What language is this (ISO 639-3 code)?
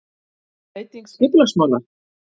isl